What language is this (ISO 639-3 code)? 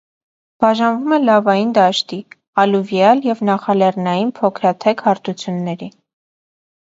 hye